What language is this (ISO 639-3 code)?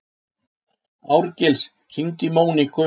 isl